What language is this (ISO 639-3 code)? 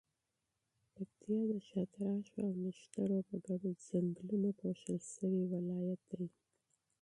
pus